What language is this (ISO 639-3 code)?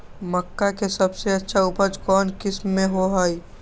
mag